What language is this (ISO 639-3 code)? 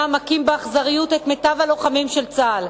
heb